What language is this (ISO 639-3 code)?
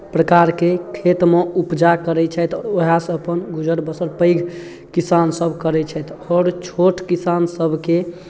mai